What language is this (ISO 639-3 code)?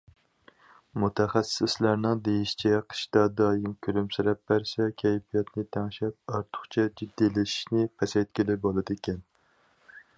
uig